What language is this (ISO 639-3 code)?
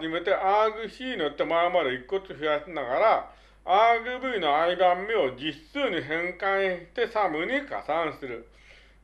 jpn